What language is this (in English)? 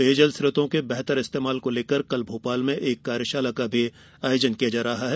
Hindi